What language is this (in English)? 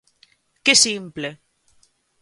Galician